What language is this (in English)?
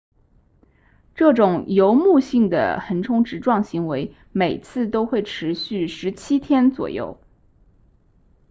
Chinese